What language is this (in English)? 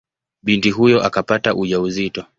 Swahili